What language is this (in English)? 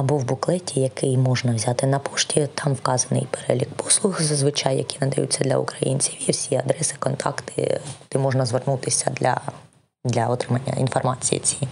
Ukrainian